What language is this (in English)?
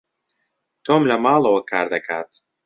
Central Kurdish